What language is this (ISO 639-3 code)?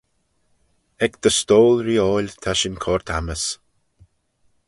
glv